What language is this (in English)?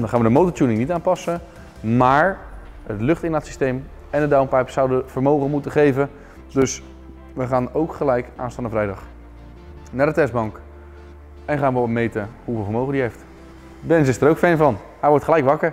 Dutch